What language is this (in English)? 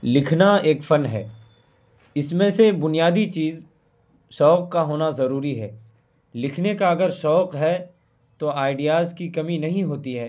Urdu